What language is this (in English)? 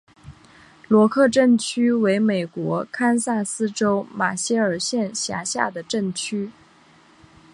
Chinese